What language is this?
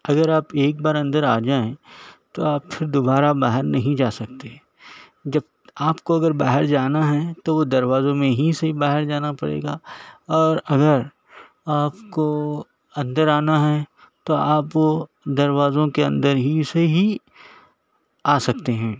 Urdu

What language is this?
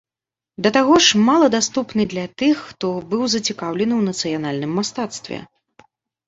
Belarusian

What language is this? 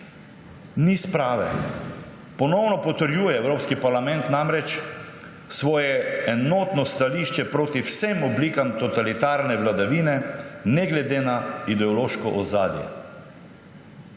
Slovenian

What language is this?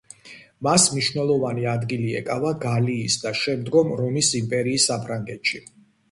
Georgian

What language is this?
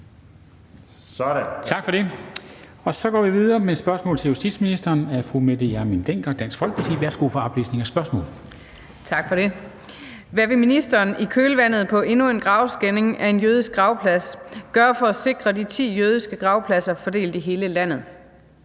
Danish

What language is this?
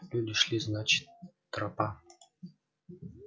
Russian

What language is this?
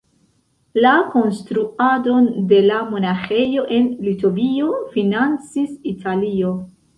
Esperanto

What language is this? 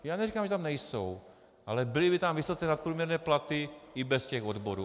Czech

